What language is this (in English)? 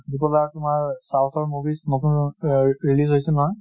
Assamese